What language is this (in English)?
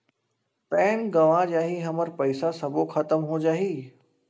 Chhattisgarhi